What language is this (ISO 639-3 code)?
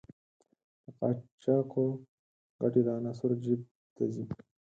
pus